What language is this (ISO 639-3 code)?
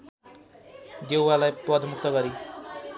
nep